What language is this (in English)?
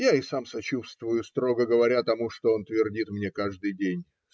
Russian